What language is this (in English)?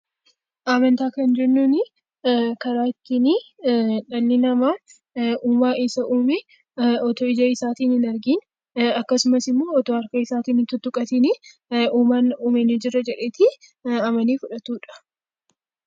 Oromo